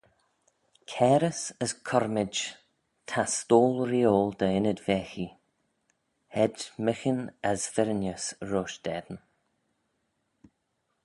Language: Manx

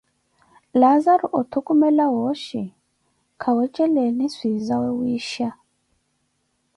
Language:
Koti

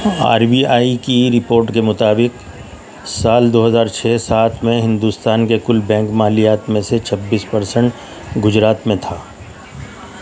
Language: Urdu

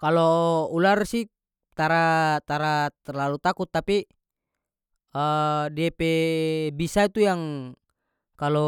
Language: North Moluccan Malay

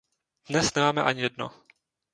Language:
Czech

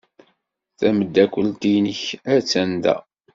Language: Kabyle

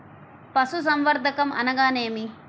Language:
Telugu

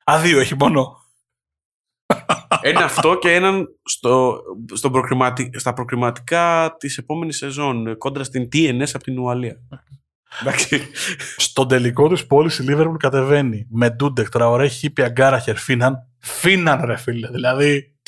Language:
Greek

